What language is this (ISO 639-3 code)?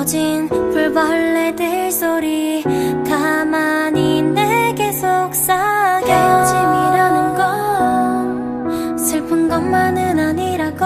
kor